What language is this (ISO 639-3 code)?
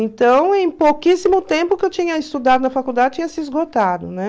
por